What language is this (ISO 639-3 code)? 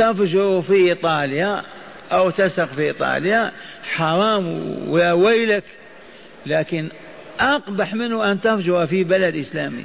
ara